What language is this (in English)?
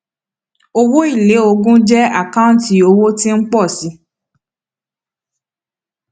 Yoruba